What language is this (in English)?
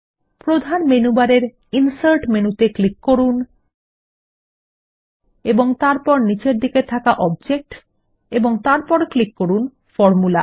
Bangla